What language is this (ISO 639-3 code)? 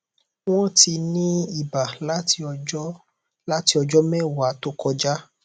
yor